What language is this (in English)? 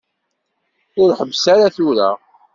Kabyle